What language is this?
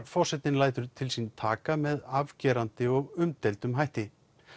Icelandic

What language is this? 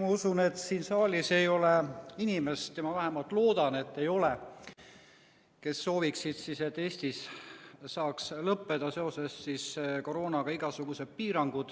Estonian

